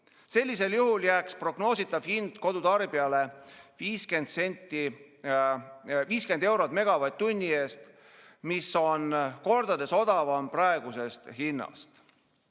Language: Estonian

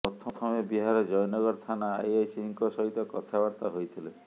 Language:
Odia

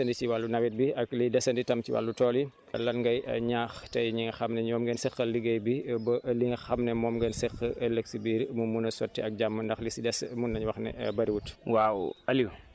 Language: Wolof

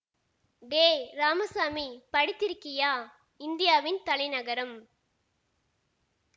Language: Tamil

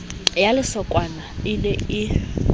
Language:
Southern Sotho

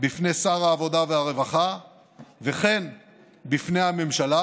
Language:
Hebrew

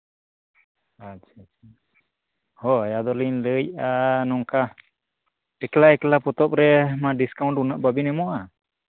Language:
Santali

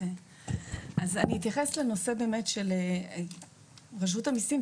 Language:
Hebrew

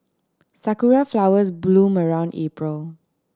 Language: English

